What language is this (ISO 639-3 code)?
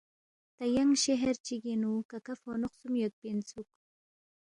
bft